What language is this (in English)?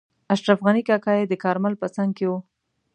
Pashto